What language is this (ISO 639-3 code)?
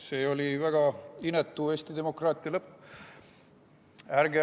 est